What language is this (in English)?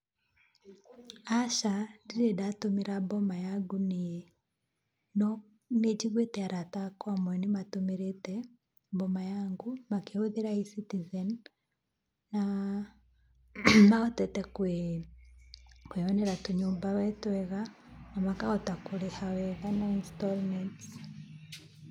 Kikuyu